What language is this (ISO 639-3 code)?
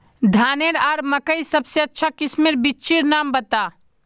mag